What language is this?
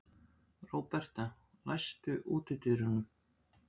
Icelandic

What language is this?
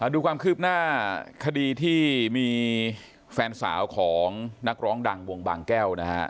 Thai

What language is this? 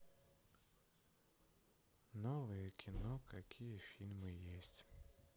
Russian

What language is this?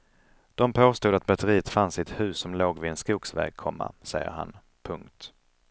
Swedish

